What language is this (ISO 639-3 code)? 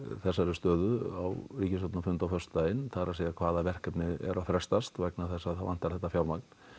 isl